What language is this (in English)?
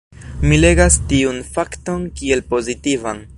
Esperanto